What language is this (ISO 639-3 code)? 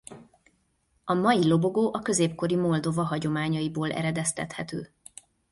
hun